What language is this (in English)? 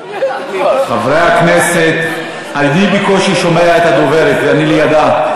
Hebrew